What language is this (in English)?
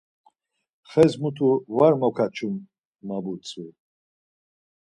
Laz